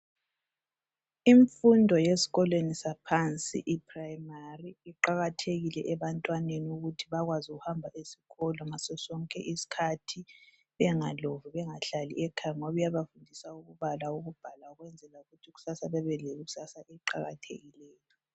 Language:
North Ndebele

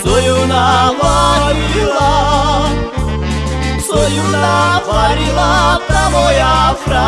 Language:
Slovak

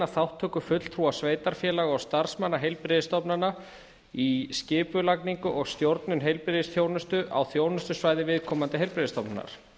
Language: Icelandic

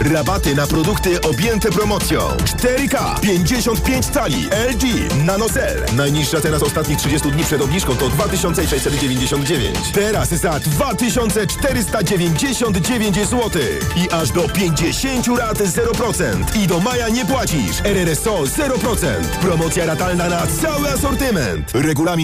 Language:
Polish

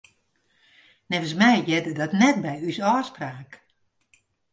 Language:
Western Frisian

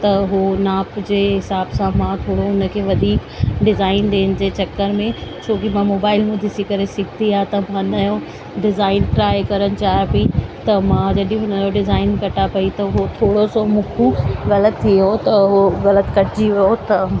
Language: Sindhi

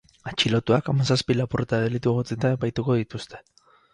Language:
Basque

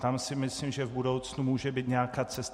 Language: Czech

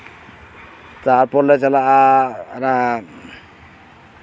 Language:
Santali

